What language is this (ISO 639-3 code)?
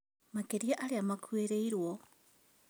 kik